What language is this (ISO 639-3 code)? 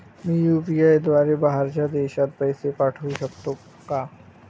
mar